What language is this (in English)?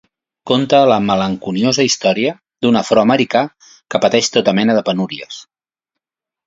Catalan